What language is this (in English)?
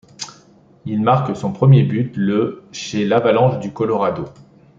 French